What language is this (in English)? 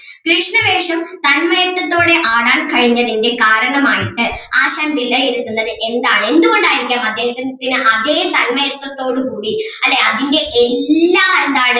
Malayalam